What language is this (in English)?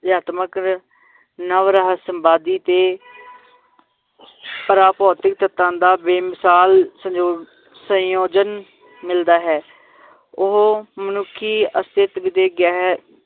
Punjabi